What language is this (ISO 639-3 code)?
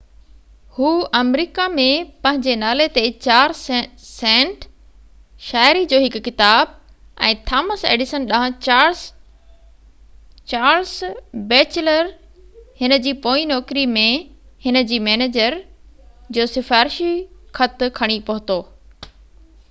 snd